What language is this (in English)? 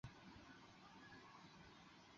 Chinese